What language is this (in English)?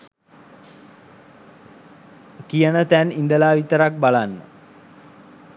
Sinhala